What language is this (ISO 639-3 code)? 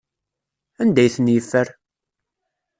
kab